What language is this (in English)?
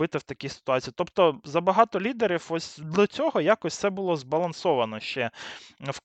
Ukrainian